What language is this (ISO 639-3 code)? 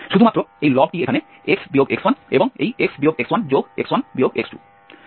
ben